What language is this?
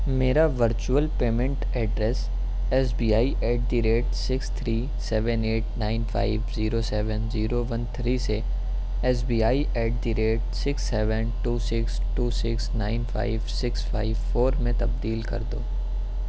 Urdu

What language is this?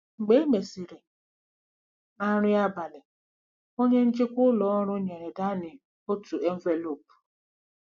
Igbo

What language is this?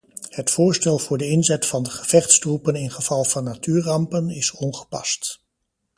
Dutch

